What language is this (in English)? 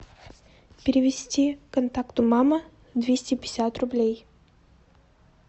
Russian